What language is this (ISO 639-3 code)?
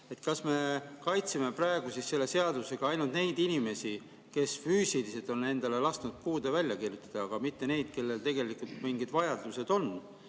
est